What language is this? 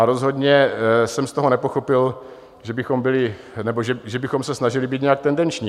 Czech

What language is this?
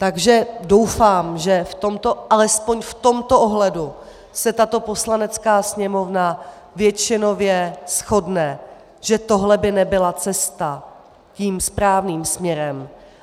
Czech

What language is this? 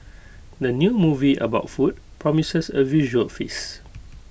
English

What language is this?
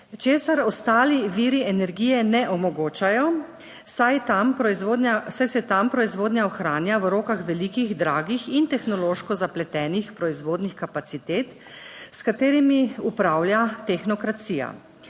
Slovenian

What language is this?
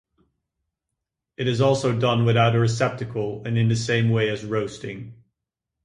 English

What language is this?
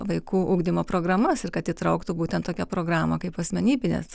Lithuanian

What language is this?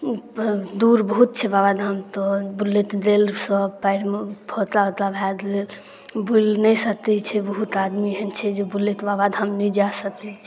Maithili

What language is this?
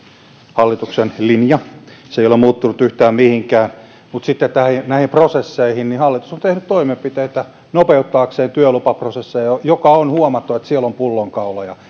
Finnish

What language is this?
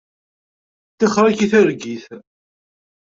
Kabyle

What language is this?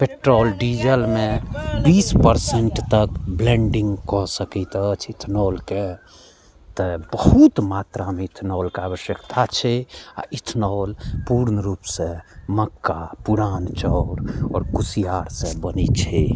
Maithili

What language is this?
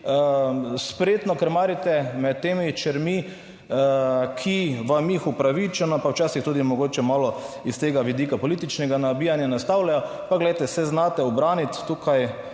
Slovenian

